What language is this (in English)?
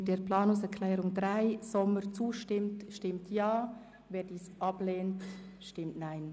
Swiss German